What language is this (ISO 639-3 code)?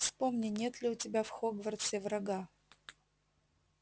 rus